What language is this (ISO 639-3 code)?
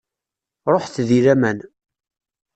kab